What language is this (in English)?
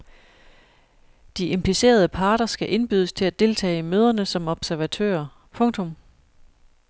Danish